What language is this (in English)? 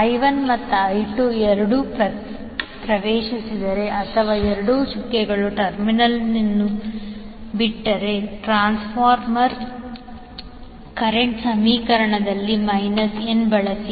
Kannada